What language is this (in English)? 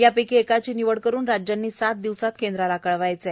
Marathi